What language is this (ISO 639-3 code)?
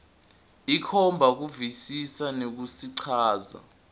ssw